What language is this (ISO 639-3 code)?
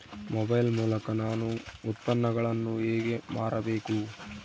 kan